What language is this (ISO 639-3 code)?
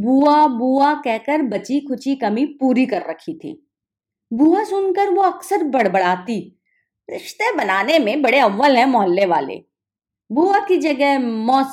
hin